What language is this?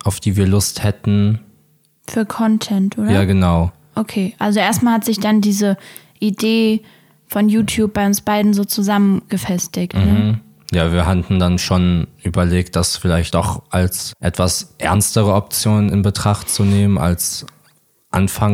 German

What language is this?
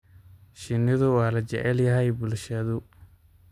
Somali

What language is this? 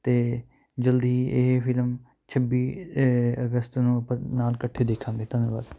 Punjabi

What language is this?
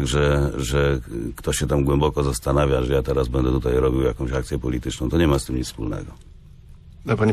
Polish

